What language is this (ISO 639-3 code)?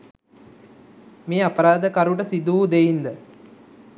sin